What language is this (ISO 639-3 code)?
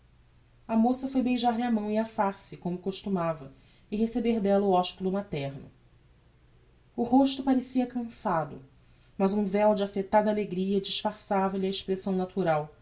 por